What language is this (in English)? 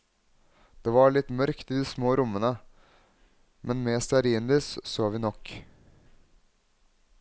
Norwegian